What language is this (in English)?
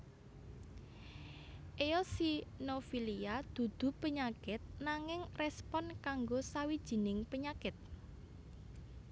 Javanese